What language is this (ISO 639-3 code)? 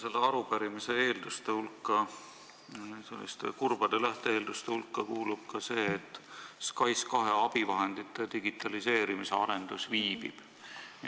est